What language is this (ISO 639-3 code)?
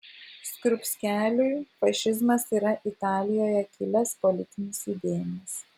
lit